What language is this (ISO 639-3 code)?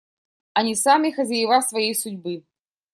rus